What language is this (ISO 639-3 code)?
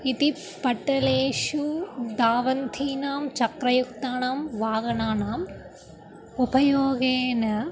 san